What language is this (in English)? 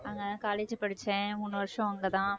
Tamil